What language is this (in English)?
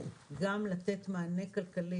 Hebrew